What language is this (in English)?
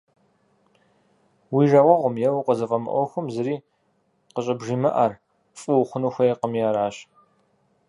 Kabardian